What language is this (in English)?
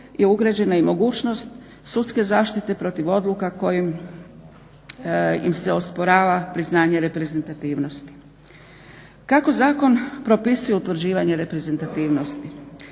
Croatian